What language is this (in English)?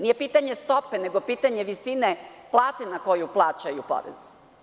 Serbian